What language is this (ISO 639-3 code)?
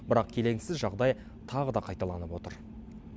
kaz